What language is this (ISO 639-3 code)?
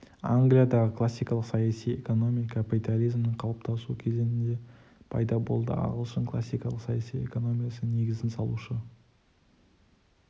kaz